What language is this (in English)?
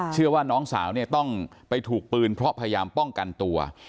Thai